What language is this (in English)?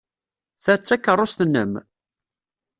Kabyle